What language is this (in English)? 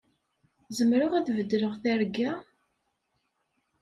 Kabyle